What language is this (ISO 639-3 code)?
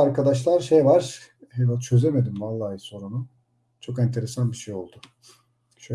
tur